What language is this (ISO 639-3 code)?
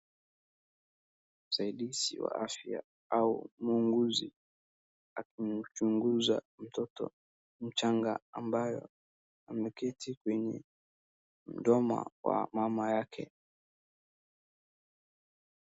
swa